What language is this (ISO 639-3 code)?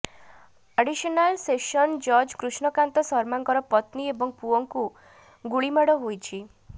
ori